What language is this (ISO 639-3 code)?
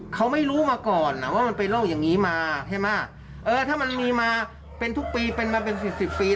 tha